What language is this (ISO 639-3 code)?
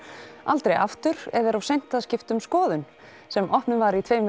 isl